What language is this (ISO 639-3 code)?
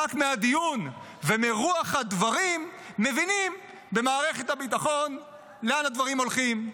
heb